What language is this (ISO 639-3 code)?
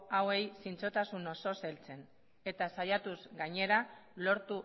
eus